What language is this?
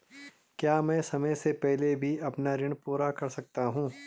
Hindi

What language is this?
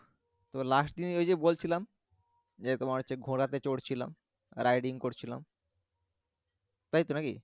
Bangla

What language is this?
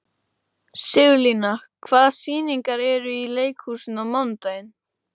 Icelandic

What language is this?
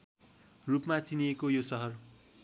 Nepali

